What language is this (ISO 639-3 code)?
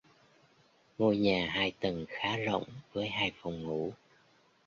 vie